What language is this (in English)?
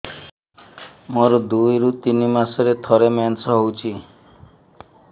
Odia